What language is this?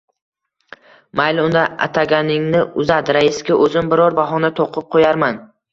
Uzbek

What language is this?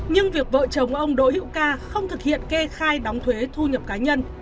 Vietnamese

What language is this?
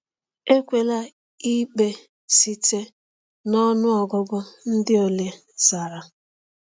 Igbo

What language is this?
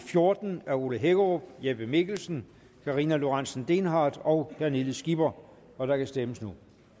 Danish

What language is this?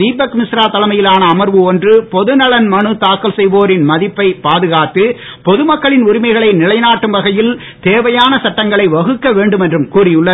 Tamil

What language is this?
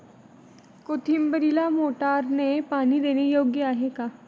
Marathi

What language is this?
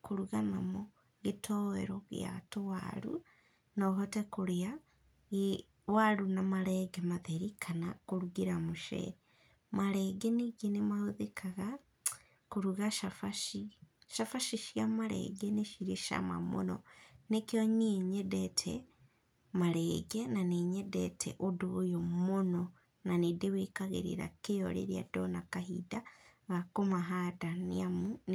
Kikuyu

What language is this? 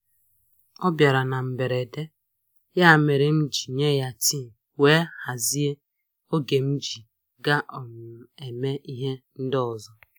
Igbo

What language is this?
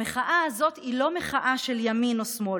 Hebrew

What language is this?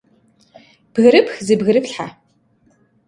Kabardian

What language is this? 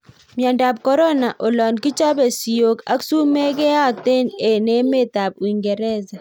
Kalenjin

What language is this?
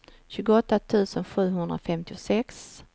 Swedish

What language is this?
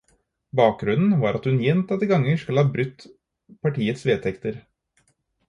Norwegian Bokmål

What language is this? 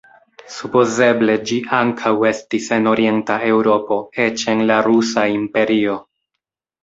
Esperanto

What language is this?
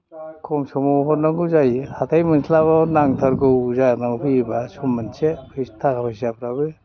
Bodo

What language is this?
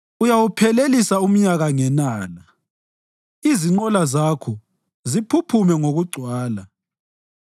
North Ndebele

